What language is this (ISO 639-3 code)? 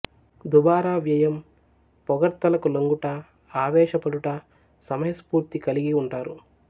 tel